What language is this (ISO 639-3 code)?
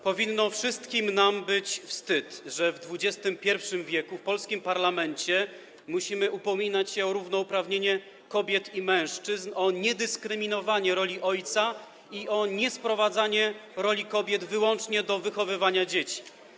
pol